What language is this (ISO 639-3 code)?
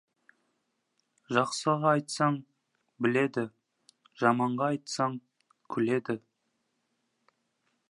kaz